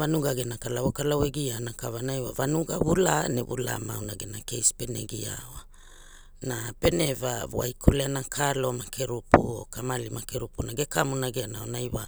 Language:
Hula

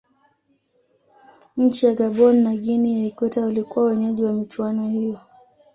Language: Swahili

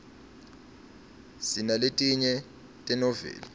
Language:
Swati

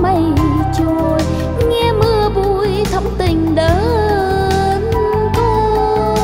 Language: Vietnamese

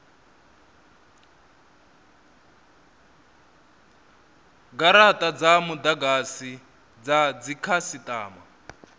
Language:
Venda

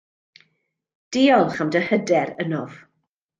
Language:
Welsh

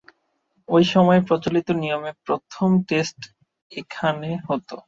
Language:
Bangla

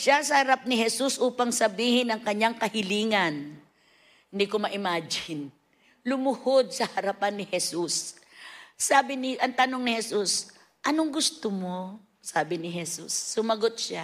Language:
Filipino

